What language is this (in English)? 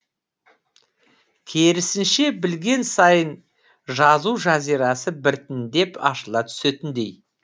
Kazakh